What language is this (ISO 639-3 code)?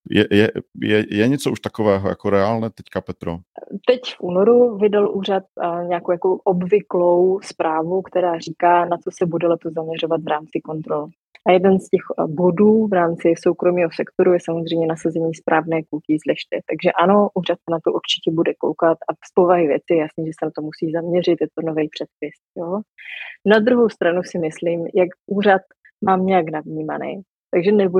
ces